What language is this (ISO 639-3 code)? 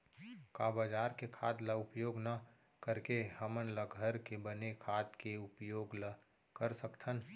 hne